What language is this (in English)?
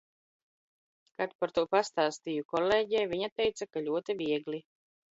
Latvian